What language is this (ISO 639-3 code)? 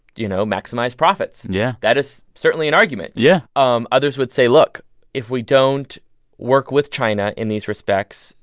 eng